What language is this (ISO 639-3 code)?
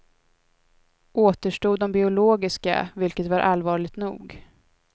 swe